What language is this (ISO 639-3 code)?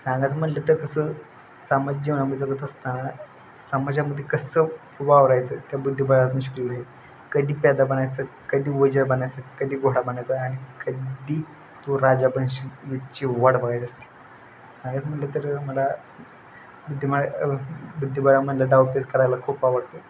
mar